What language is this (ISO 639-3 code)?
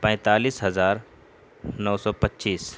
urd